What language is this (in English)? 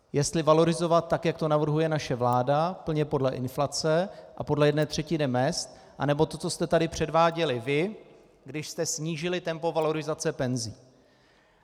Czech